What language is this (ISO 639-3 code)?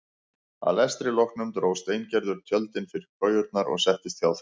isl